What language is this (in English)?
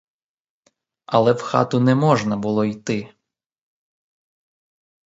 Ukrainian